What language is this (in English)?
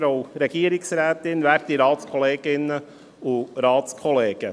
Swiss German